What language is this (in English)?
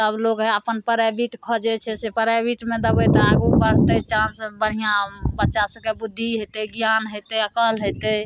Maithili